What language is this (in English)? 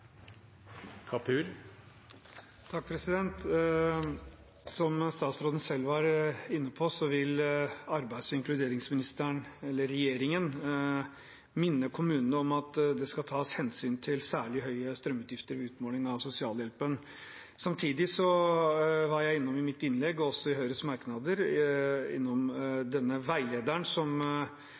Norwegian Bokmål